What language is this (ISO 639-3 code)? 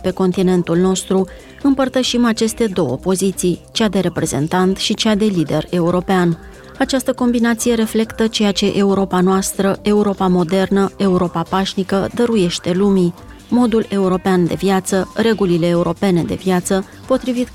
ron